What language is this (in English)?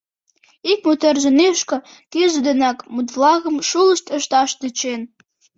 Mari